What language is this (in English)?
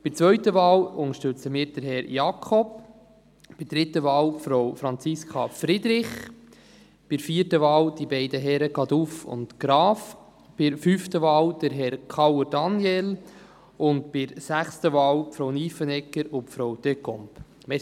Swiss German